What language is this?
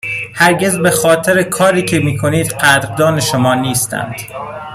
Persian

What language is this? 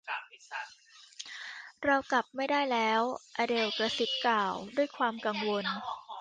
Thai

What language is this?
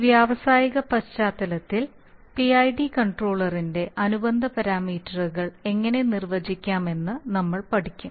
Malayalam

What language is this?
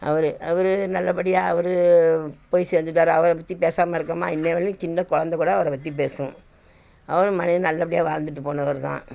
Tamil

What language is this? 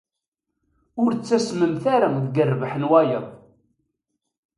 Kabyle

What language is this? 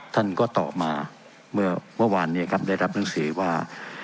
Thai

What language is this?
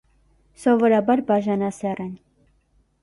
Armenian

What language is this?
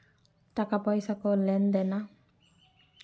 Santali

